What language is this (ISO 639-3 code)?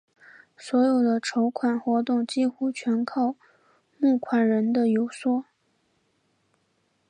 zho